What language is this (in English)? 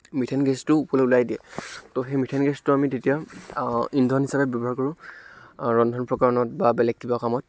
Assamese